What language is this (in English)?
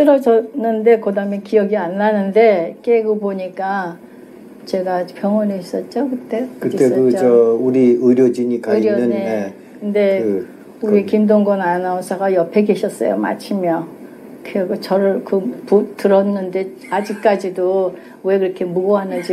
Korean